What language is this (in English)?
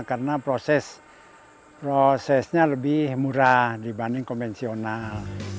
Indonesian